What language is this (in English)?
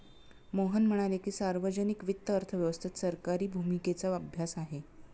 Marathi